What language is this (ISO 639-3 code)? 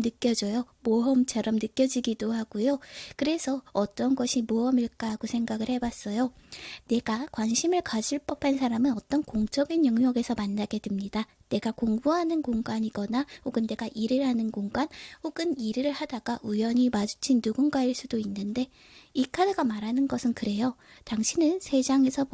kor